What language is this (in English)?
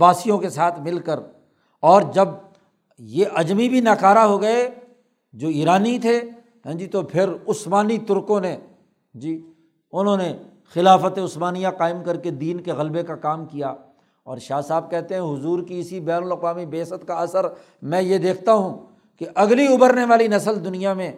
Urdu